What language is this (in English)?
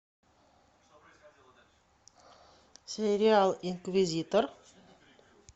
Russian